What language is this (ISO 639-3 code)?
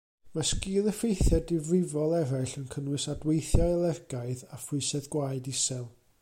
cym